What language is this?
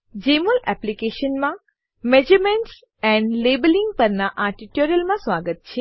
Gujarati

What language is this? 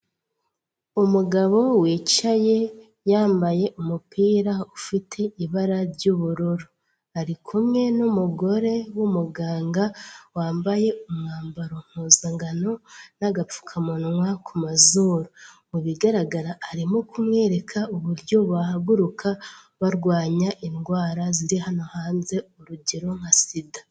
Kinyarwanda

